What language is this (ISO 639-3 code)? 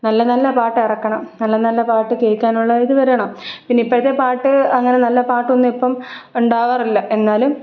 mal